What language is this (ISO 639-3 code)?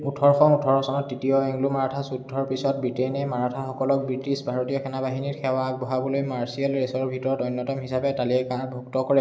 asm